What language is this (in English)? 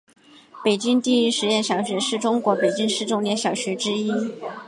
Chinese